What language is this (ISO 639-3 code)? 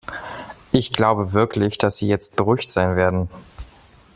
deu